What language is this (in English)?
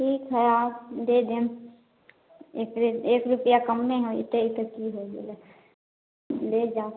Maithili